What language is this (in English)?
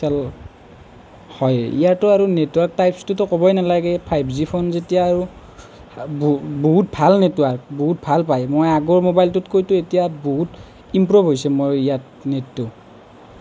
Assamese